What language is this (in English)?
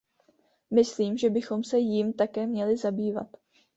Czech